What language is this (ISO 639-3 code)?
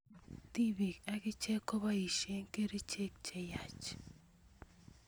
kln